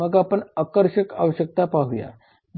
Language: Marathi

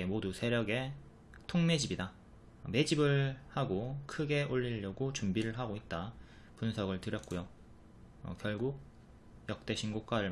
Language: Korean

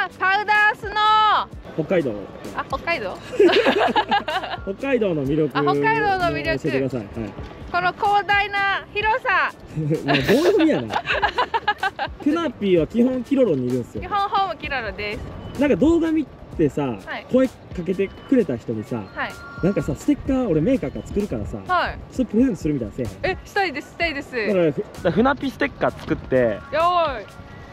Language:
Japanese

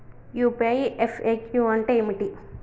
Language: Telugu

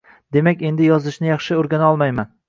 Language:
Uzbek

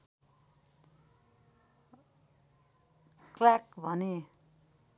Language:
Nepali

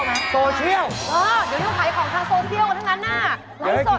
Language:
Thai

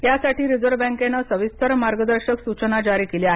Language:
Marathi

